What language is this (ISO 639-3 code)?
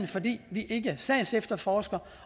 dan